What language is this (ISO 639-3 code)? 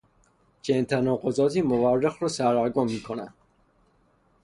fas